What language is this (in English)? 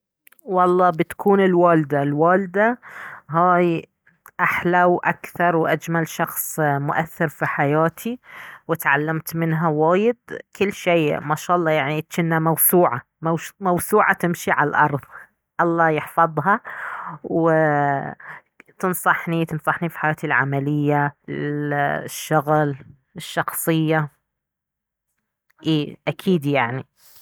Baharna Arabic